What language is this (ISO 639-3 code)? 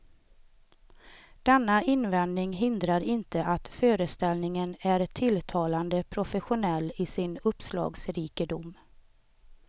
swe